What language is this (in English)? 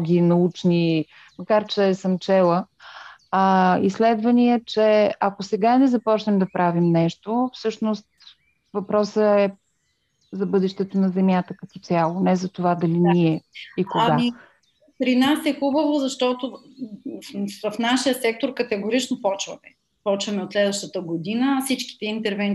Bulgarian